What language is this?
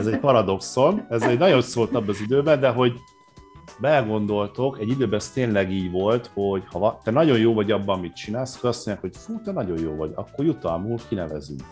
Hungarian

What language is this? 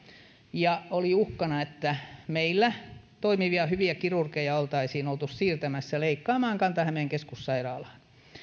Finnish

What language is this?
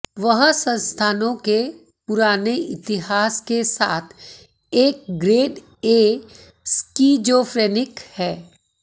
Hindi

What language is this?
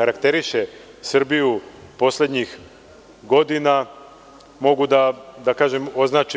Serbian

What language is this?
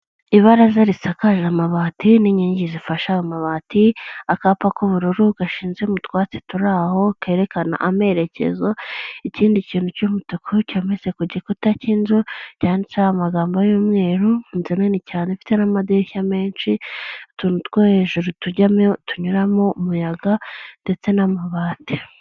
Kinyarwanda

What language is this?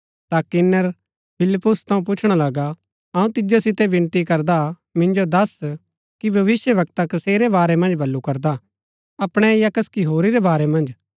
Gaddi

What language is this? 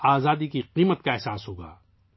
Urdu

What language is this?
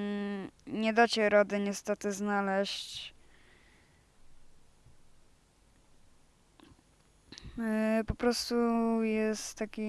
Polish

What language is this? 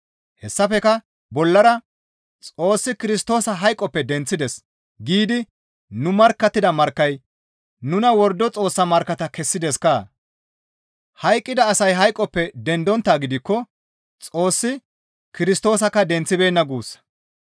Gamo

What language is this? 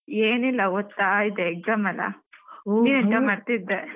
Kannada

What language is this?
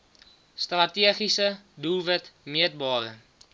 Afrikaans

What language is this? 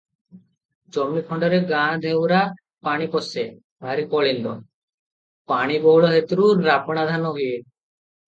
Odia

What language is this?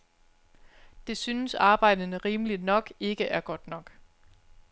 Danish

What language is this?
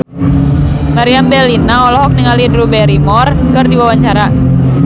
Sundanese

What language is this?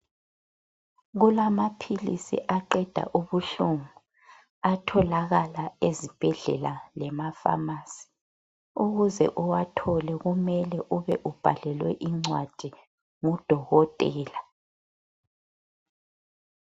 North Ndebele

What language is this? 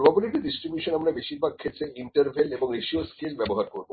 Bangla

